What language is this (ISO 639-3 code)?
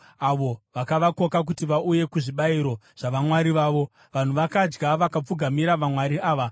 sna